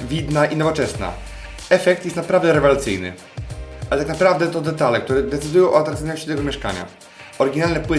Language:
Polish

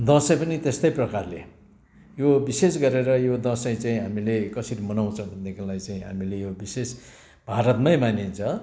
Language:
Nepali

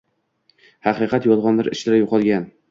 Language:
Uzbek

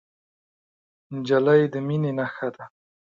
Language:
Pashto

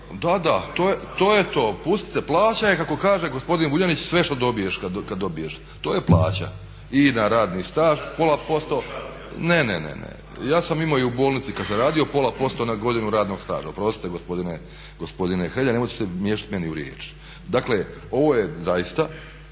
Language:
Croatian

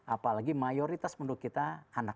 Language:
Indonesian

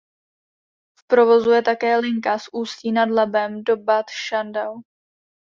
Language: Czech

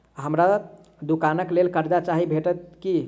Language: Maithili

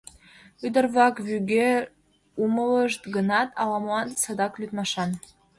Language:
Mari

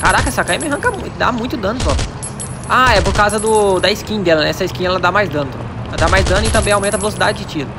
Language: Portuguese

